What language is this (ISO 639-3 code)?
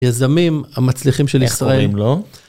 heb